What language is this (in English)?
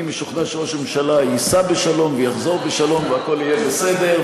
Hebrew